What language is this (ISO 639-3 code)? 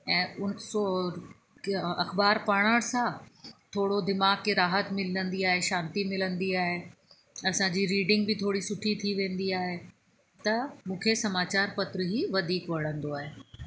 snd